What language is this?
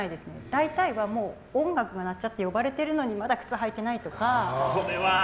Japanese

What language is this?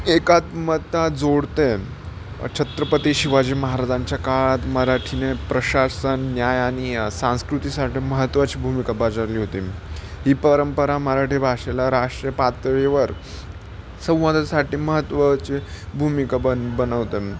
Marathi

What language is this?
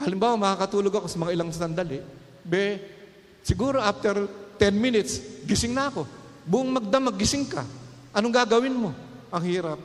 Filipino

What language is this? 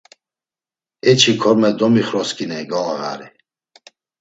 Laz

